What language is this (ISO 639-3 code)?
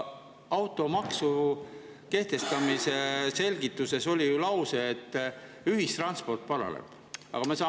est